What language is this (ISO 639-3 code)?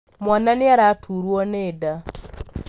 kik